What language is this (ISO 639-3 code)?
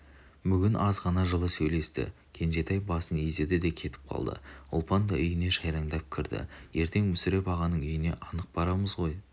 kaz